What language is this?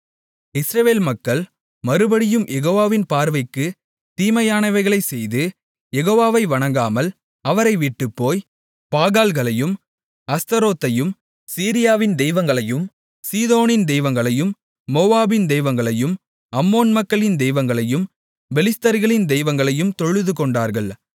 Tamil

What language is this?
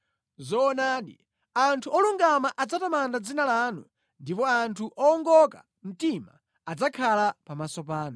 Nyanja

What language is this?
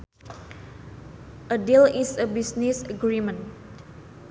Sundanese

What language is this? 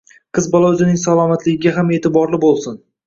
Uzbek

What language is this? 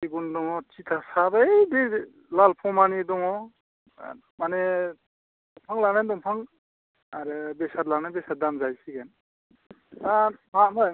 Bodo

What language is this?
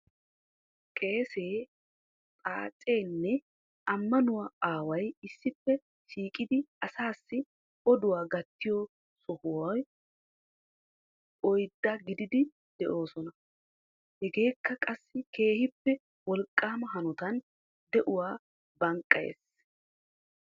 Wolaytta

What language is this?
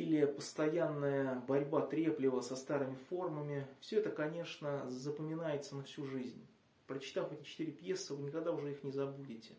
Russian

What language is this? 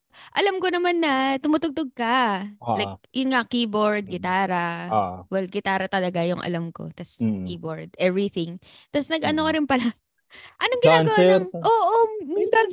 Filipino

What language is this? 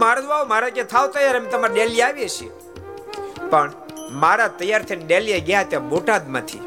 Gujarati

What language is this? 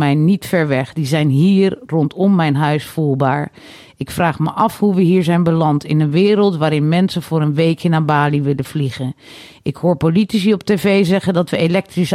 Dutch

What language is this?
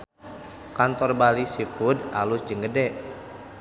Sundanese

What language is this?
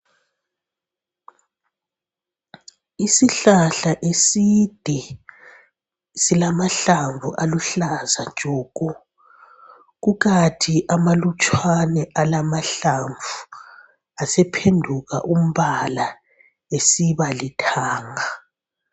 North Ndebele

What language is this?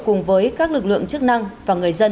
Vietnamese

